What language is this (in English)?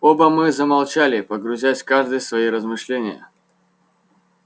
Russian